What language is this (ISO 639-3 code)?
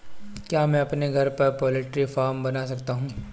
hin